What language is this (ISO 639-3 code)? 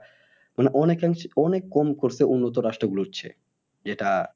ben